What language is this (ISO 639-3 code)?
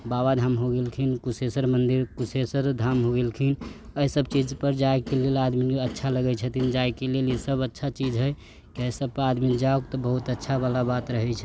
mai